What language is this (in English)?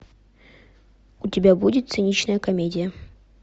Russian